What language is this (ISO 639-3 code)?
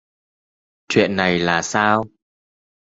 vie